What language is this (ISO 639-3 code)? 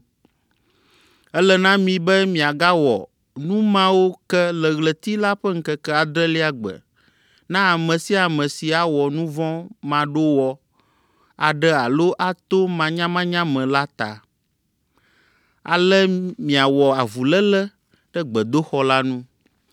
ewe